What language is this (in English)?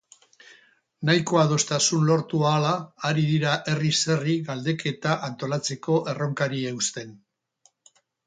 Basque